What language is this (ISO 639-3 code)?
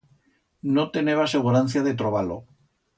arg